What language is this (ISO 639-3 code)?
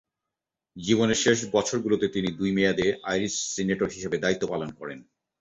ben